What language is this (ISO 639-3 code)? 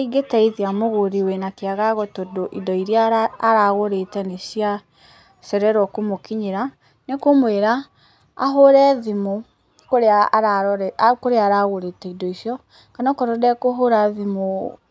kik